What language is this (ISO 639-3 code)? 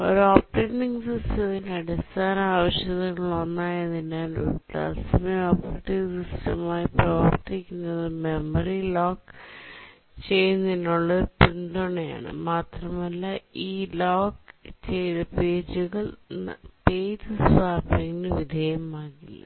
mal